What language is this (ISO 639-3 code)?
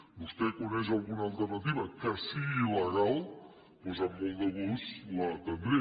cat